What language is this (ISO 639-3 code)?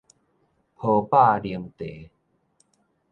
nan